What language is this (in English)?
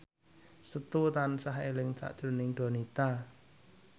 Javanese